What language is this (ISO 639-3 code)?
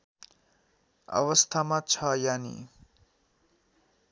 nep